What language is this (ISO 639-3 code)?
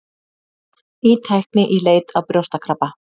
isl